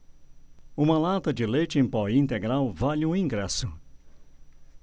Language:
Portuguese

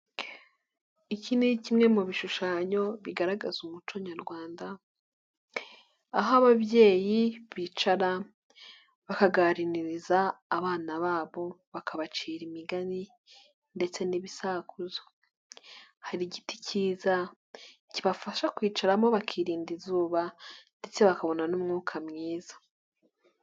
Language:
Kinyarwanda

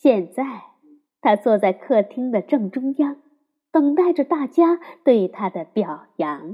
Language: Chinese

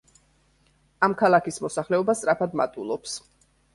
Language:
Georgian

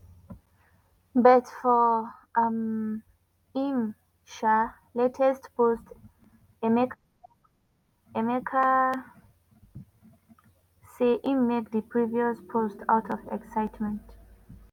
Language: Nigerian Pidgin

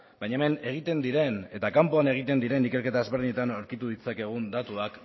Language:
Basque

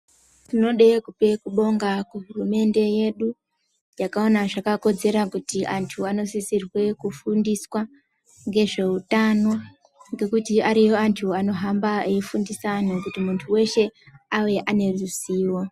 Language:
Ndau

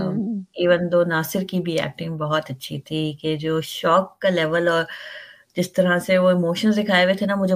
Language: Urdu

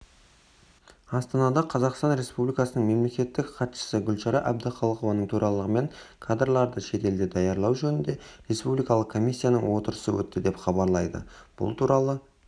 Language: Kazakh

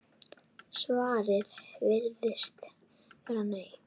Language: Icelandic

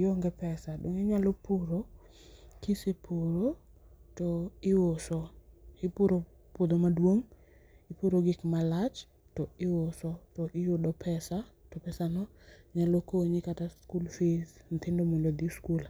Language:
Luo (Kenya and Tanzania)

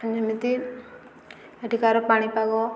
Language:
Odia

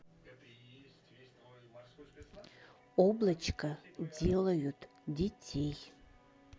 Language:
Russian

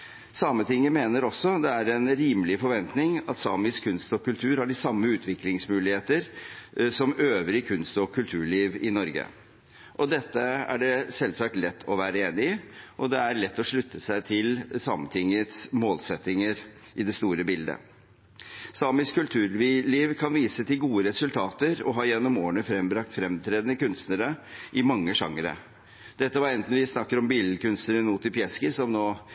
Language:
Norwegian Bokmål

